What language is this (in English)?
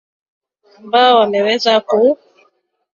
Swahili